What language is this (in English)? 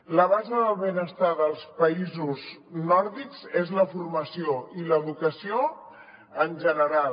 Catalan